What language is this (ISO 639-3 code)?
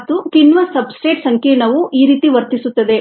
kan